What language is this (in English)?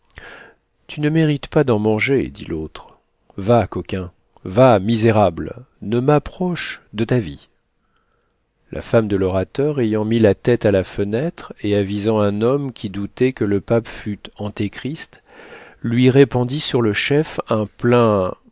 French